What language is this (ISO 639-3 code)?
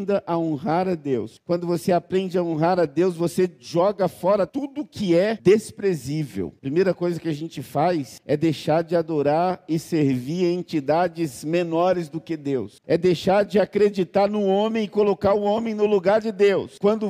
por